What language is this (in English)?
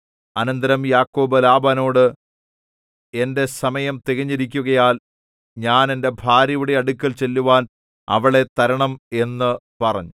Malayalam